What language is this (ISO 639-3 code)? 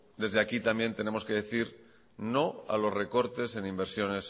spa